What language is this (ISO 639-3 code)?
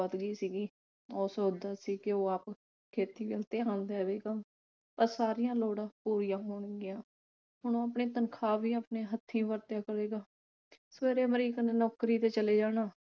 pan